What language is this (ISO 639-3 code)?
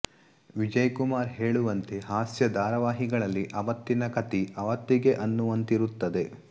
kan